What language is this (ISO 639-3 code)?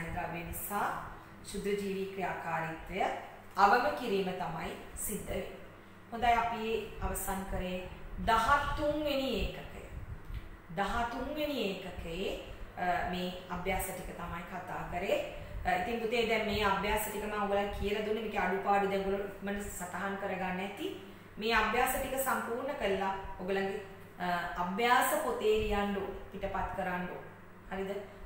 hin